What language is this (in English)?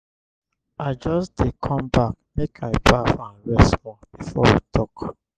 Nigerian Pidgin